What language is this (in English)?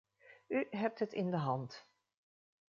Dutch